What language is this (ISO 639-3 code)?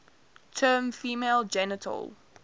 eng